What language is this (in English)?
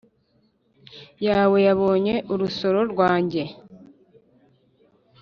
Kinyarwanda